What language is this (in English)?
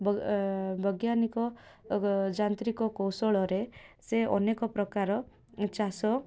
Odia